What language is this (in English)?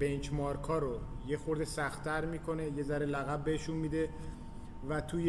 Persian